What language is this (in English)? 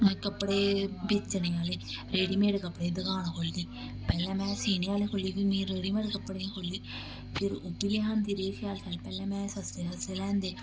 Dogri